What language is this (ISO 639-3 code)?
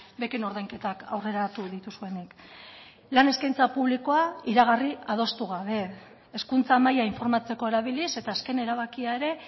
eus